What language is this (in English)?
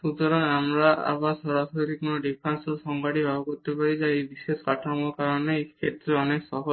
Bangla